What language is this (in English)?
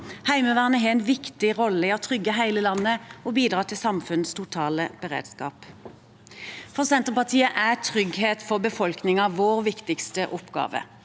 Norwegian